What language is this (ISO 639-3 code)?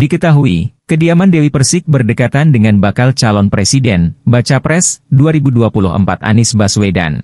ind